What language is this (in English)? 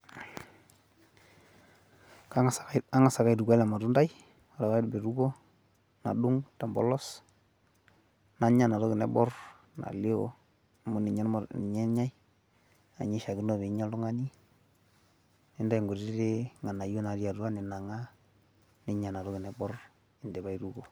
Masai